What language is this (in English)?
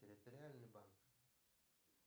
Russian